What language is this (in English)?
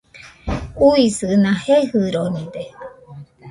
Nüpode Huitoto